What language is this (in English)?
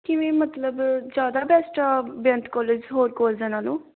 Punjabi